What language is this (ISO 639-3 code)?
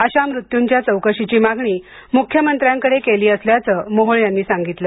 mar